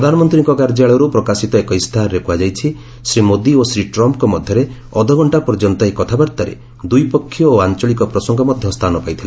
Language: Odia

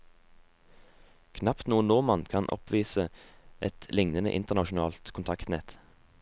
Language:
Norwegian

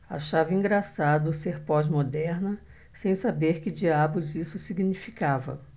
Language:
Portuguese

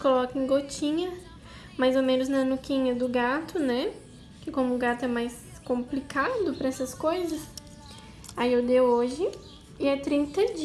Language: Portuguese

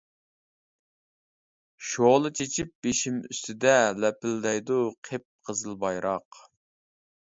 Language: Uyghur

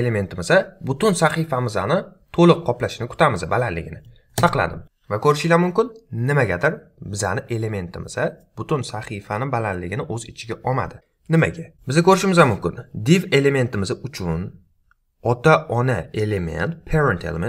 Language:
Turkish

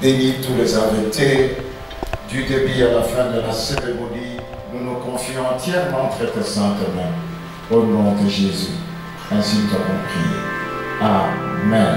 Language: French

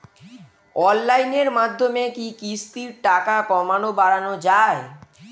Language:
Bangla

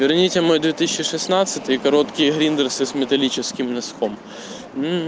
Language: Russian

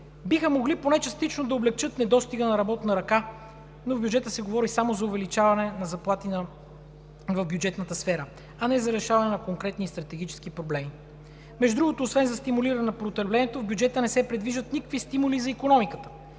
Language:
Bulgarian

